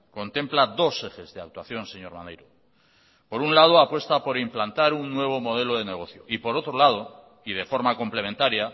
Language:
Spanish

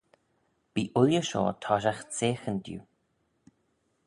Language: Manx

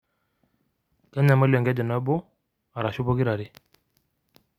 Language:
Masai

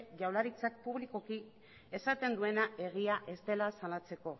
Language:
Basque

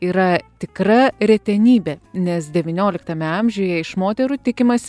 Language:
Lithuanian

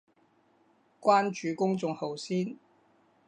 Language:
Cantonese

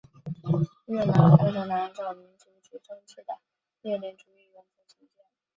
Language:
Chinese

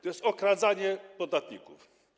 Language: Polish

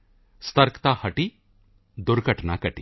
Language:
Punjabi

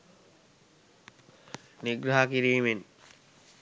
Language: Sinhala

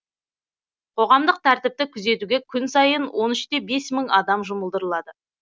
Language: Kazakh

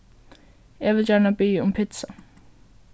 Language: Faroese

